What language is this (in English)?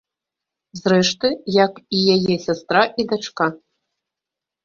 Belarusian